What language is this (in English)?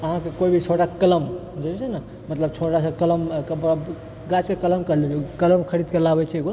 Maithili